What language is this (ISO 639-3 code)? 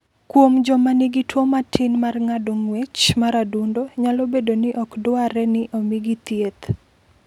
luo